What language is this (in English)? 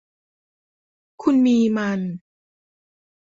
Thai